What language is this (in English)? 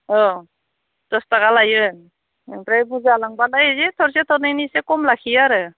Bodo